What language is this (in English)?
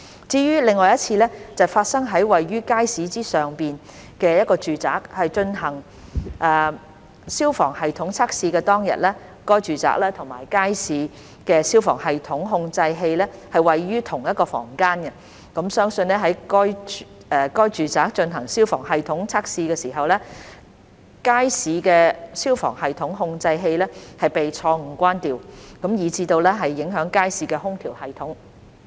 Cantonese